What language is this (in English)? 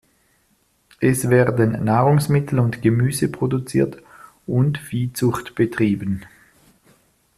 German